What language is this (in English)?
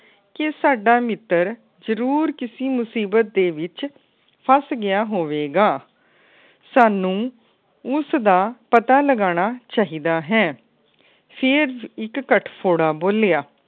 Punjabi